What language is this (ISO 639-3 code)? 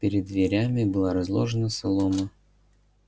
rus